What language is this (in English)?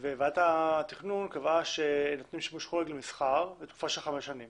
Hebrew